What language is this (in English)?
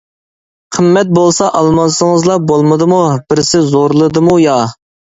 Uyghur